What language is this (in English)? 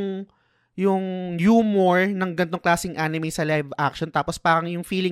Filipino